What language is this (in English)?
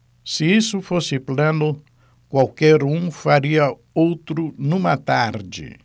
Portuguese